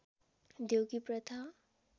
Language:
Nepali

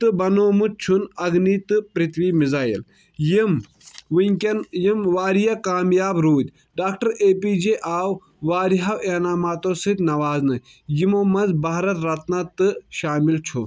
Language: Kashmiri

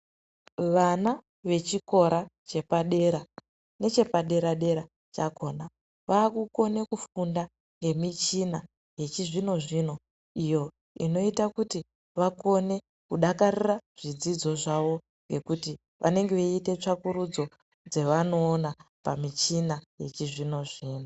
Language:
Ndau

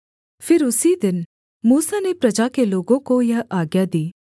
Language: Hindi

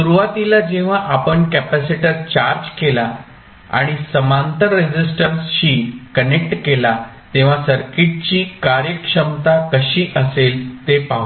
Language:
Marathi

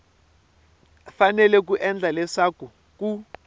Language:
Tsonga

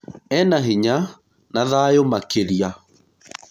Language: Kikuyu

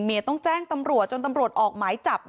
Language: Thai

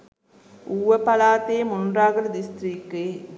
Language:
Sinhala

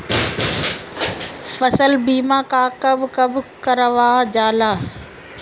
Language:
Bhojpuri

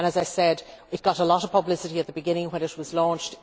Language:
English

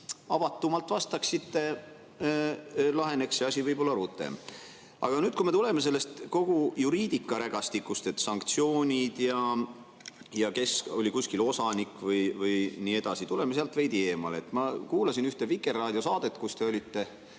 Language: Estonian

